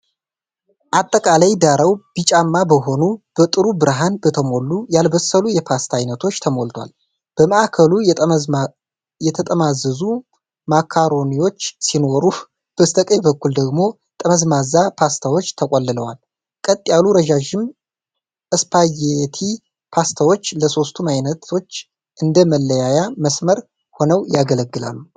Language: Amharic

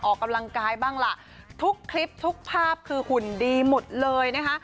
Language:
Thai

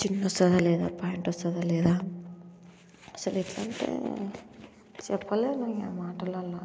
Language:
Telugu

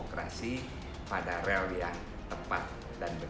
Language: Indonesian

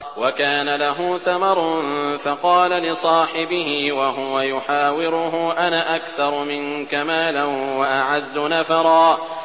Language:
Arabic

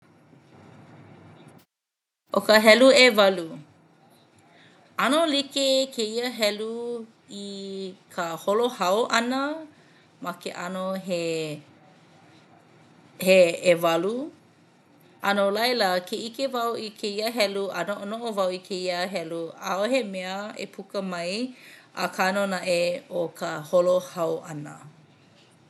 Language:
Hawaiian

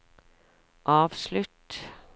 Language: Norwegian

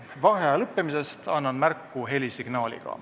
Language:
Estonian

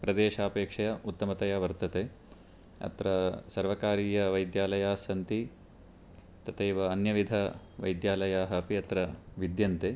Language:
Sanskrit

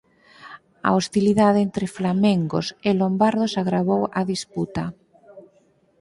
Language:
Galician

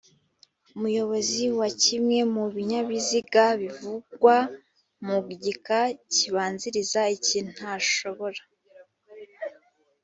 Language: Kinyarwanda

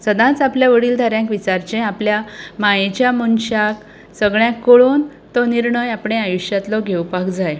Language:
Konkani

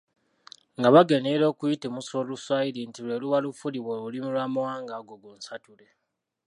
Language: Ganda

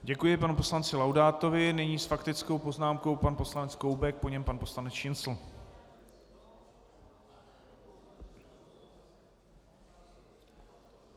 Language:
Czech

